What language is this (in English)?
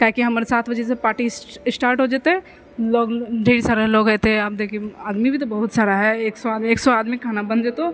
Maithili